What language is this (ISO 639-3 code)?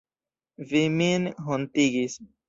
epo